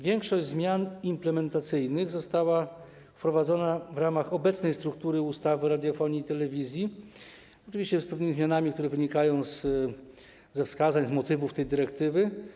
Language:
Polish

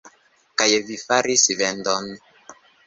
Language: Esperanto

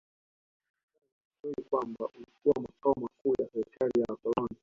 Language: Swahili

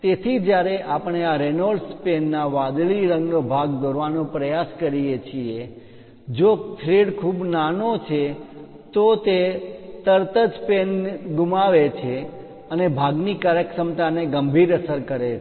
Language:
Gujarati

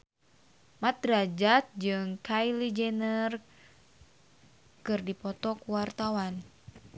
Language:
Sundanese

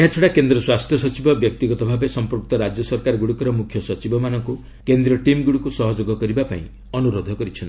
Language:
Odia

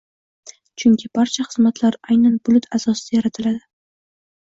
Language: Uzbek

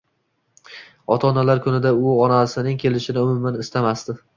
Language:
Uzbek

